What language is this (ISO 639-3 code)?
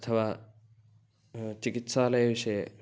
san